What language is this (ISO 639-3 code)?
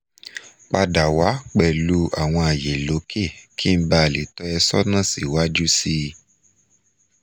yor